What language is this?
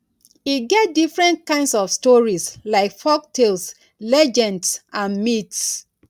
Nigerian Pidgin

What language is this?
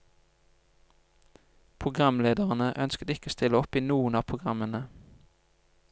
Norwegian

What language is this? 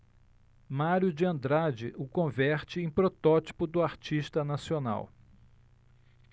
Portuguese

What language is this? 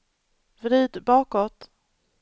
Swedish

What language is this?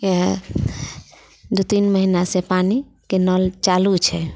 Maithili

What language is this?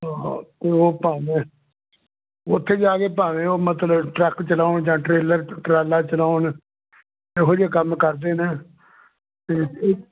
Punjabi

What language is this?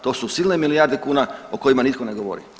Croatian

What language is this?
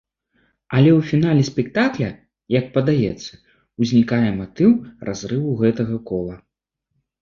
Belarusian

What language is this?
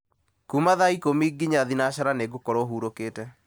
Kikuyu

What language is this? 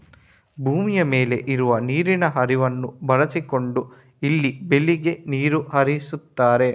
Kannada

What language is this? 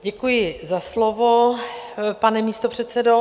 Czech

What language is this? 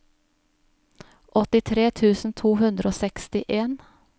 Norwegian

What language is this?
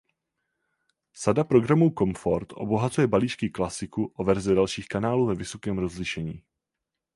Czech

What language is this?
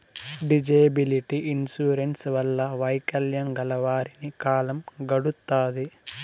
Telugu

